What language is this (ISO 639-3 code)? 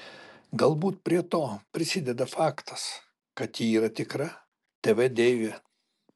lit